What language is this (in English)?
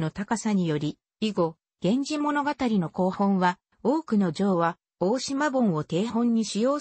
Japanese